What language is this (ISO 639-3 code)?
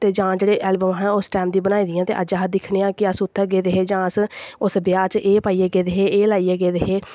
doi